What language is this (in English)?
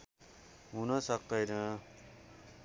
Nepali